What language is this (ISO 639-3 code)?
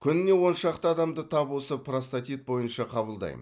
kaz